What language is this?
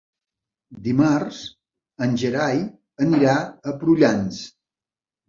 Catalan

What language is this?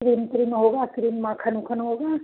Hindi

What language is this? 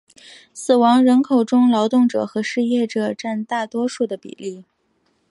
Chinese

